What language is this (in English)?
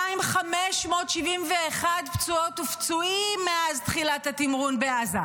Hebrew